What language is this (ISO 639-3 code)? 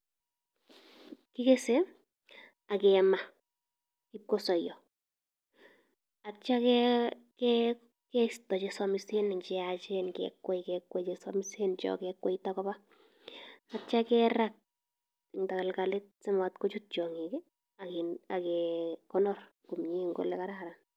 kln